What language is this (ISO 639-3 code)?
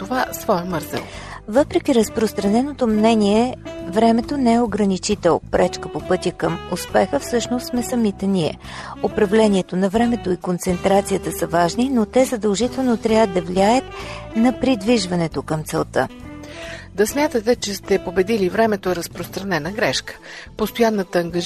bul